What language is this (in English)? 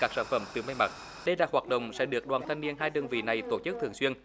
Vietnamese